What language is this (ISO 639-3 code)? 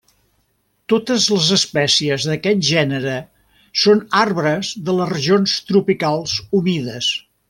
cat